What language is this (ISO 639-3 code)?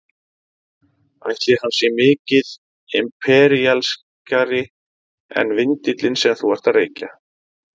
isl